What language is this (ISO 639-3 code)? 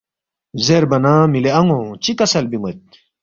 bft